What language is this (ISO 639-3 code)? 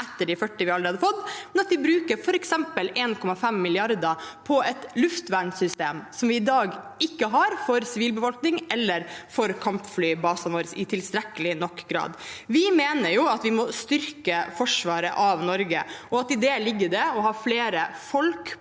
nor